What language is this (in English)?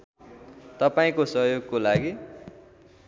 Nepali